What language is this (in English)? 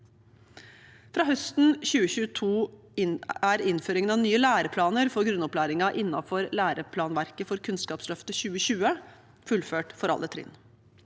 Norwegian